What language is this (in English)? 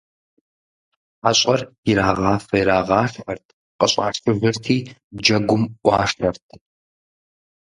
Kabardian